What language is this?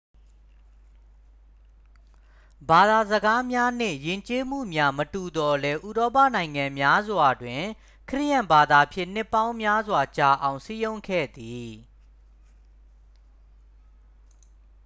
Burmese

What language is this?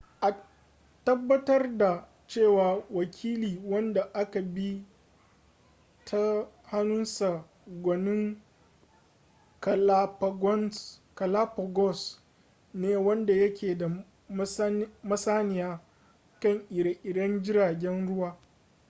Hausa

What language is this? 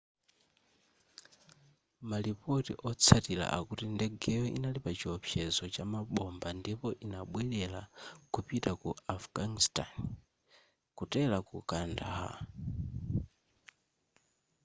Nyanja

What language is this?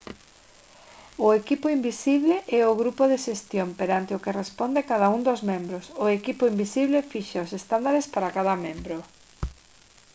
Galician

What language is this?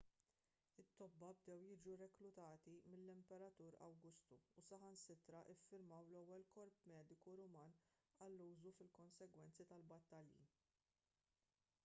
Maltese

